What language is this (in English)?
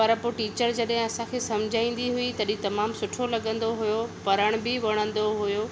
Sindhi